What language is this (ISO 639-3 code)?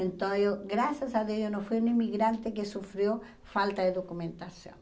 por